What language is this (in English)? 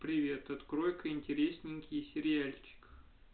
Russian